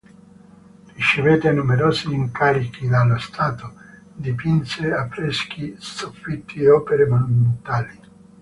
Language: Italian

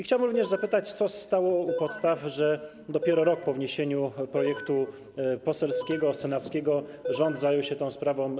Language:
Polish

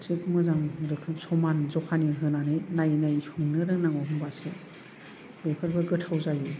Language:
Bodo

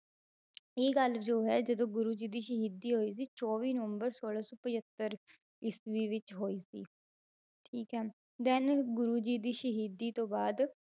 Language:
Punjabi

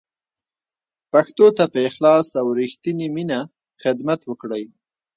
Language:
Pashto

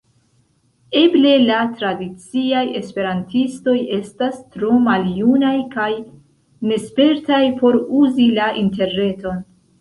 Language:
Esperanto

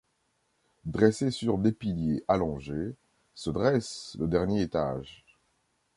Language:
French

